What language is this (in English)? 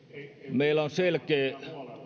Finnish